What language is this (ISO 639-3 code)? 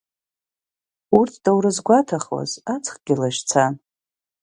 abk